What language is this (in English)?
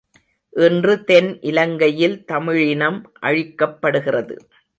Tamil